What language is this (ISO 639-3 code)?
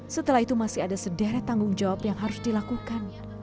ind